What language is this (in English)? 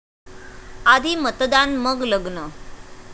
Marathi